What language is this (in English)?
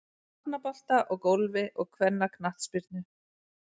Icelandic